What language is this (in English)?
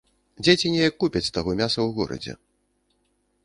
Belarusian